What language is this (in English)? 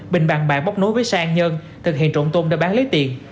Vietnamese